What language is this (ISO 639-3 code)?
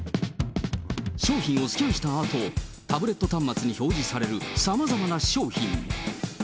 jpn